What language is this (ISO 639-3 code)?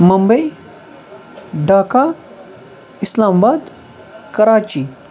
kas